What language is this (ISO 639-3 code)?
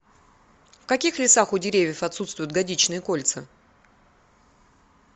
rus